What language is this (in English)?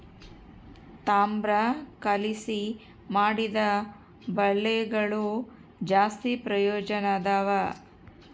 Kannada